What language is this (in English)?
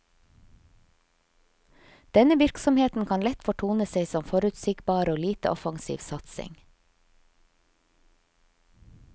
Norwegian